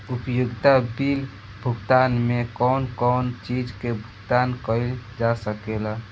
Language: Bhojpuri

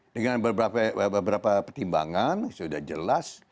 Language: Indonesian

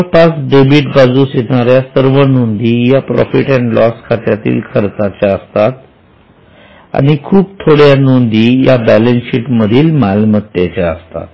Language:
Marathi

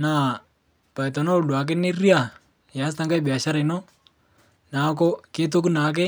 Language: Masai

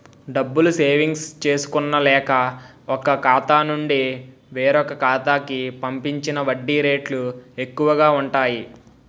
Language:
Telugu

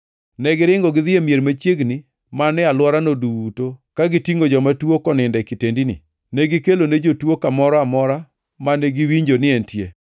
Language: Luo (Kenya and Tanzania)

